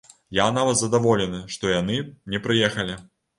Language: Belarusian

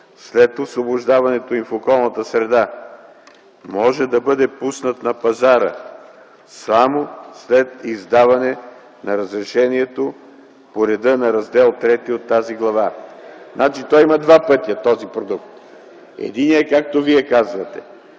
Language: Bulgarian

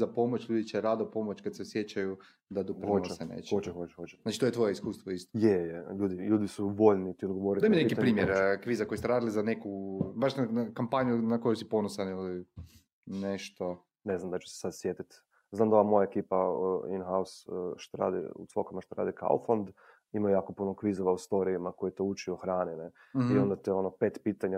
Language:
Croatian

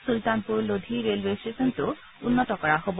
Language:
Assamese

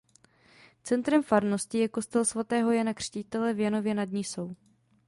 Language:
Czech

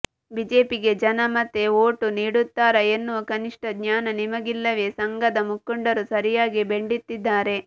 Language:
Kannada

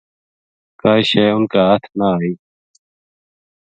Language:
Gujari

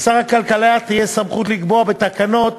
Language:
Hebrew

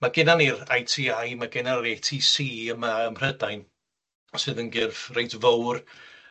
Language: Welsh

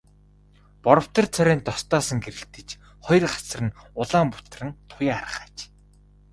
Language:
Mongolian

